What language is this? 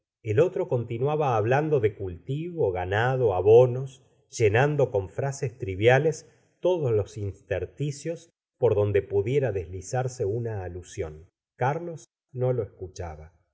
Spanish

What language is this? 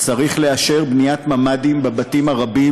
Hebrew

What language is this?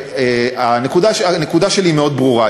Hebrew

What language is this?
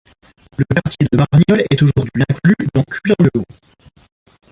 French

